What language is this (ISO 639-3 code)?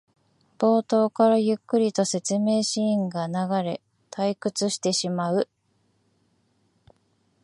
jpn